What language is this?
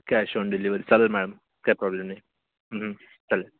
Marathi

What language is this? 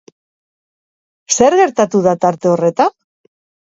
Basque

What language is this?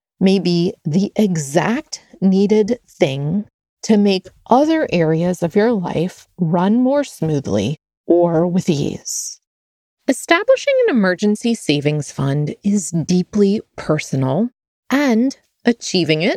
English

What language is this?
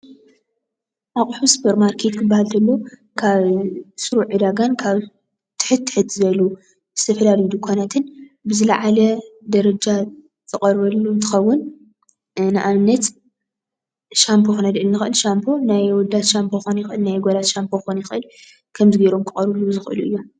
Tigrinya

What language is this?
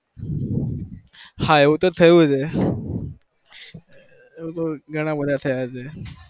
Gujarati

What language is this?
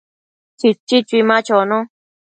Matsés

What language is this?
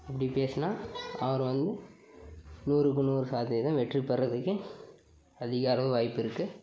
Tamil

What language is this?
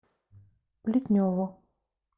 Russian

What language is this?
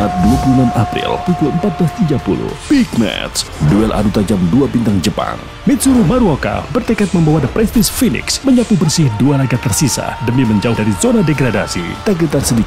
Indonesian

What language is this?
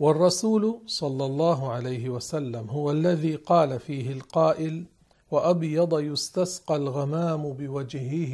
Arabic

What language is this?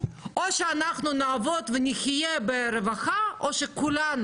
Hebrew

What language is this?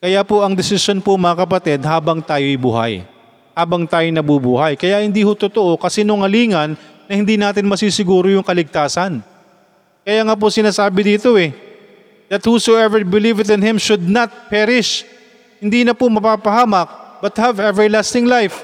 Filipino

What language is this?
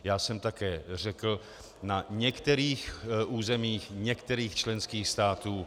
Czech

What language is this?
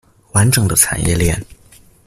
Chinese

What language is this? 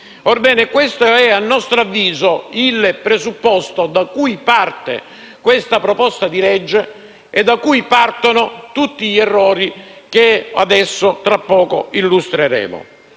Italian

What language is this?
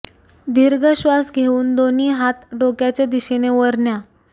Marathi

